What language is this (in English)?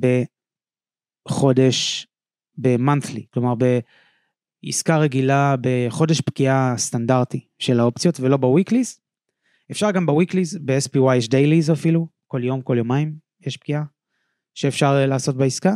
Hebrew